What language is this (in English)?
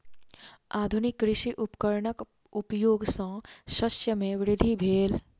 Maithili